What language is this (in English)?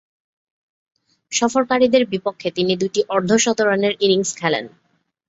Bangla